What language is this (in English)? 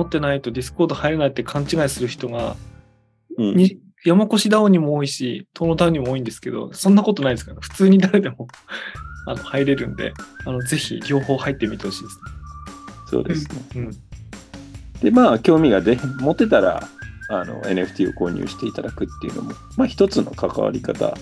Japanese